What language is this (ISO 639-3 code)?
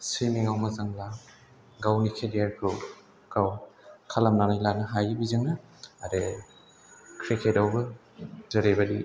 brx